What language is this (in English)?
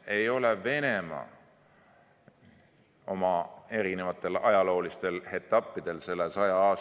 Estonian